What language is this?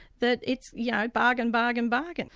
English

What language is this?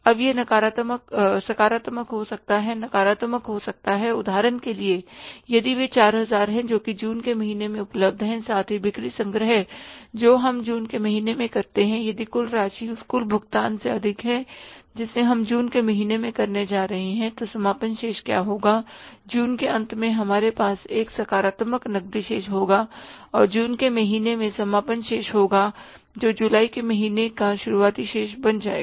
Hindi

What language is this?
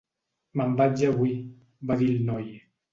Catalan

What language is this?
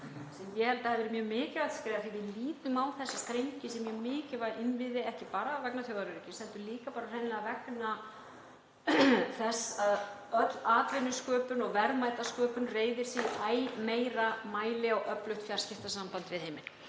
Icelandic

